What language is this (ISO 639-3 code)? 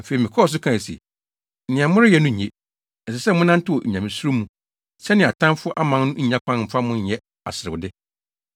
aka